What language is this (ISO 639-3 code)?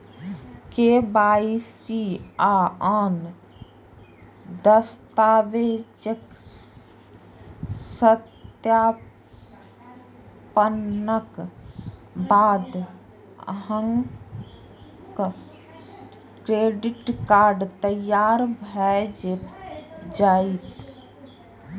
mai